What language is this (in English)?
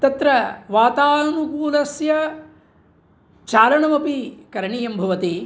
Sanskrit